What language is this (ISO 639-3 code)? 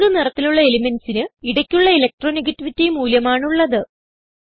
mal